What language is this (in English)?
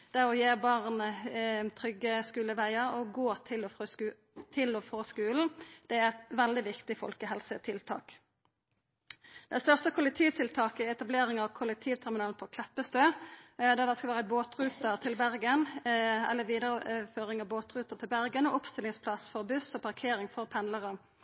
Norwegian Nynorsk